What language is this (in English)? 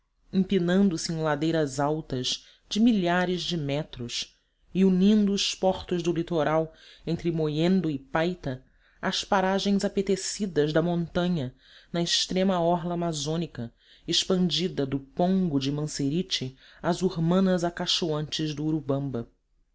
Portuguese